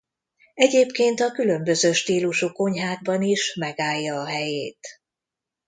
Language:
Hungarian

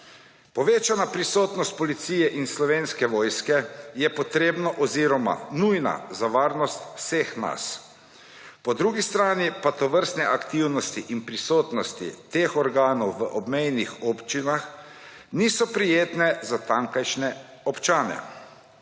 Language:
Slovenian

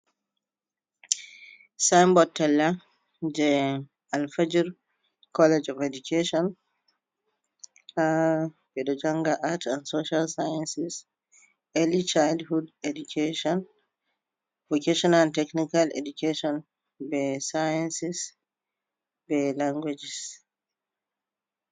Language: Fula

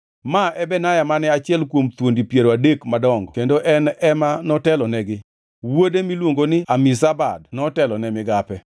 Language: Luo (Kenya and Tanzania)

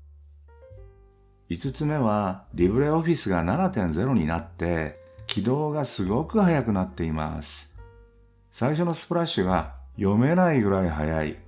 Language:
Japanese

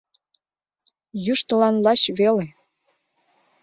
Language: Mari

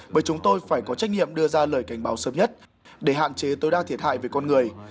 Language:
Vietnamese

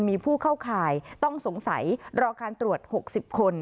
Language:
Thai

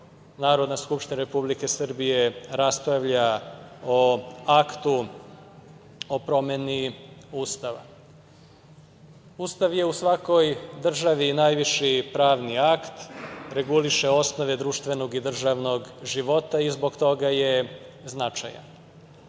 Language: Serbian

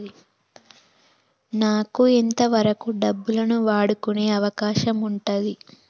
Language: Telugu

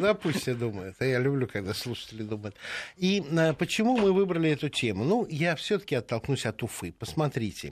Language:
Russian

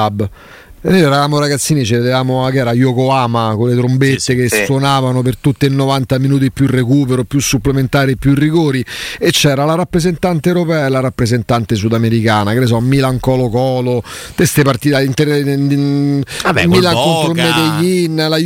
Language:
Italian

